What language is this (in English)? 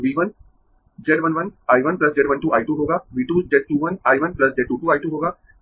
Hindi